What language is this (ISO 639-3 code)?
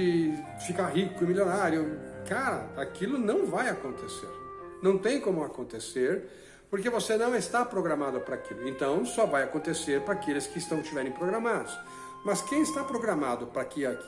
por